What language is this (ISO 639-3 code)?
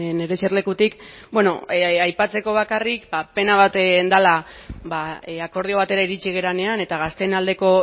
eus